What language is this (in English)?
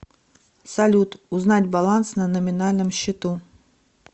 Russian